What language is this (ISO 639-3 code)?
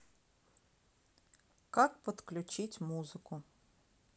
rus